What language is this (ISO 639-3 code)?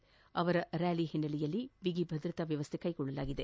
kan